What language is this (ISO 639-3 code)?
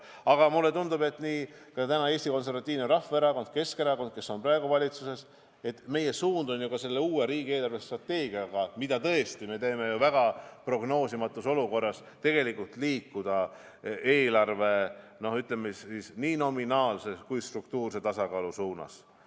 est